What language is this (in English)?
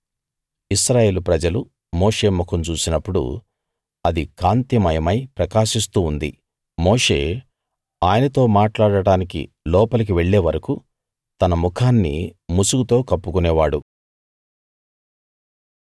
Telugu